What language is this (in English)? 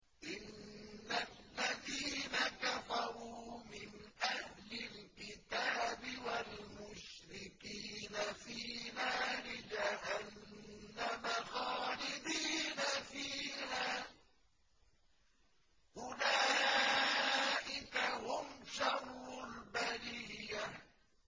Arabic